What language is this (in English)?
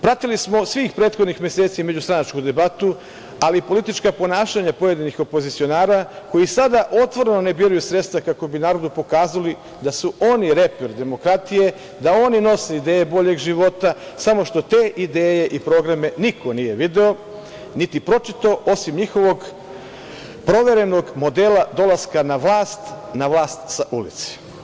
Serbian